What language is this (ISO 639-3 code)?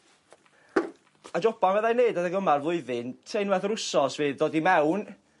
cym